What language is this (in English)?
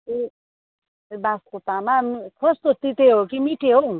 Nepali